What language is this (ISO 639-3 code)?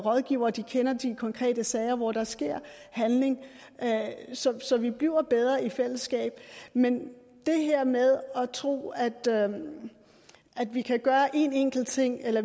dan